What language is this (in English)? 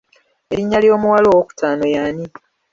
Ganda